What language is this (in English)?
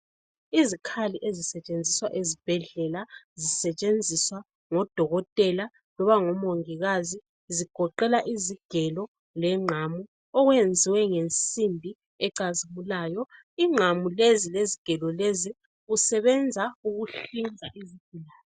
North Ndebele